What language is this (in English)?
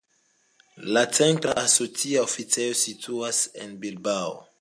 Esperanto